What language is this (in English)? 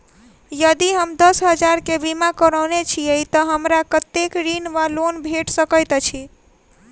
Maithili